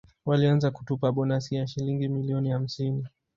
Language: Swahili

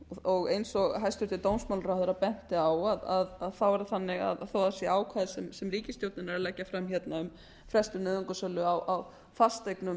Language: Icelandic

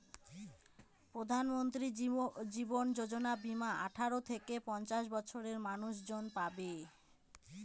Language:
Bangla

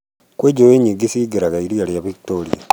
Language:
Kikuyu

